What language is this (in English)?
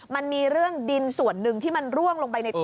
Thai